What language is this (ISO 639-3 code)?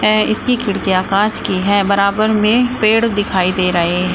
hin